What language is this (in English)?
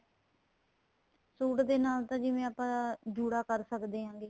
Punjabi